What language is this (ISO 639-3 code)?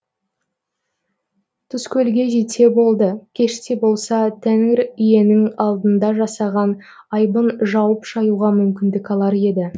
kaz